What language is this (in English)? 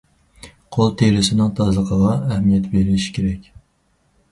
Uyghur